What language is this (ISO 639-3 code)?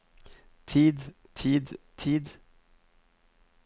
nor